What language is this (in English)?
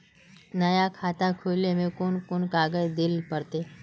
Magahi